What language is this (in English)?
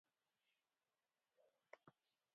Kom